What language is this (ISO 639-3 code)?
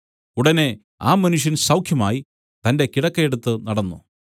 mal